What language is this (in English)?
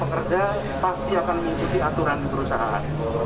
Indonesian